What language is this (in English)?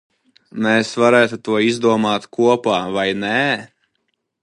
Latvian